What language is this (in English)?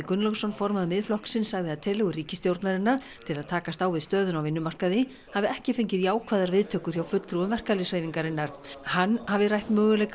Icelandic